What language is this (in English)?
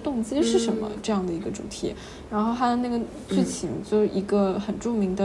Chinese